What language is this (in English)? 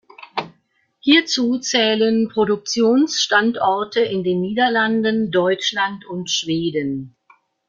German